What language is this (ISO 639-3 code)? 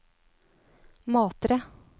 nor